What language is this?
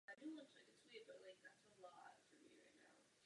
Czech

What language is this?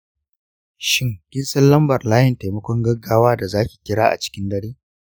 Hausa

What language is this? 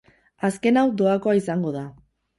Basque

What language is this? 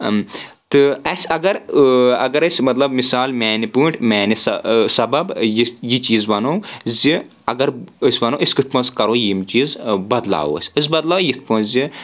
Kashmiri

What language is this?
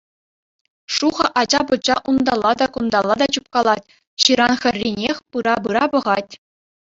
Chuvash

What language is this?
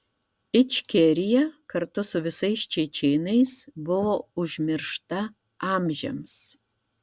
Lithuanian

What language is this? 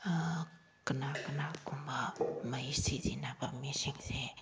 Manipuri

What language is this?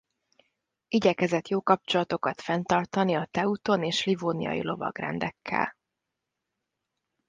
Hungarian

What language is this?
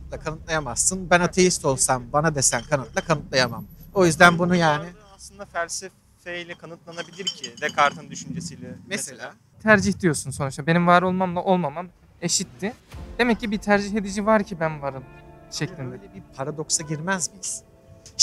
Turkish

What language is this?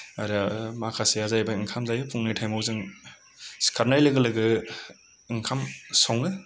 Bodo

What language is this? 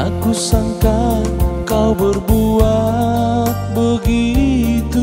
Indonesian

